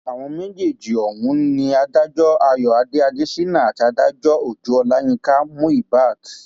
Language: Yoruba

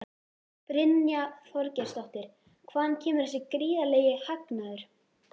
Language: Icelandic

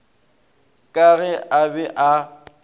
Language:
Northern Sotho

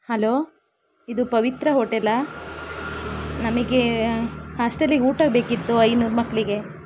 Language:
Kannada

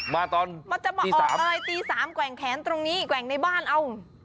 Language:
Thai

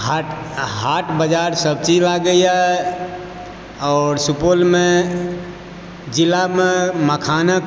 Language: Maithili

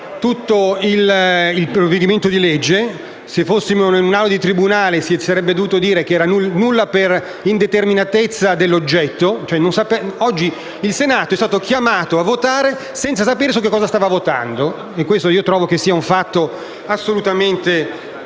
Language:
Italian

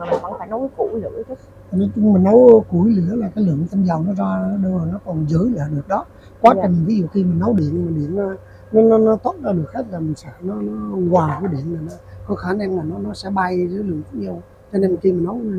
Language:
Vietnamese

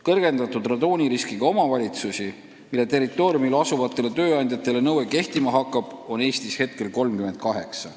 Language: Estonian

